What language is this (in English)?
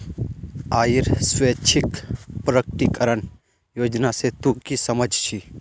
Magahi